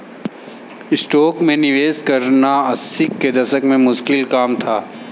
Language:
Hindi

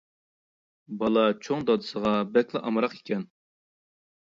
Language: Uyghur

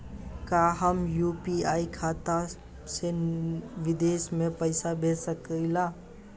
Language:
Bhojpuri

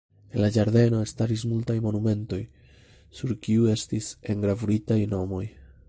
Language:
Esperanto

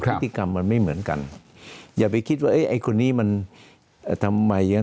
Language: Thai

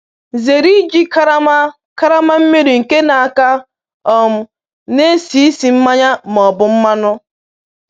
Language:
Igbo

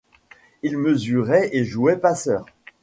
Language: French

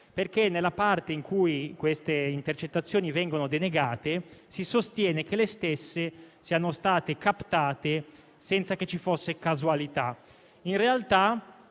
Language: Italian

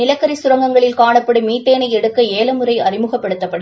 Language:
Tamil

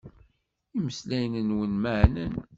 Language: Kabyle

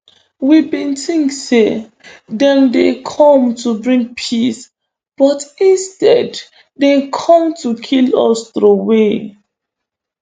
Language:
Nigerian Pidgin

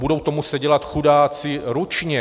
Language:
Czech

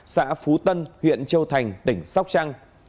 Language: Vietnamese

